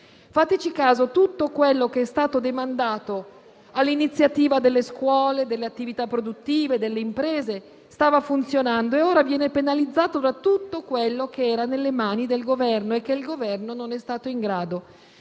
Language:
Italian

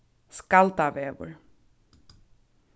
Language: Faroese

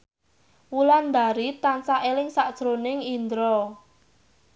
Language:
Javanese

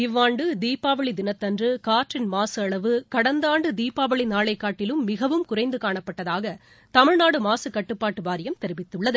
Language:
Tamil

